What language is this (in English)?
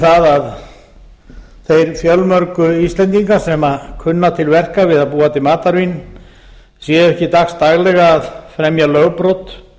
Icelandic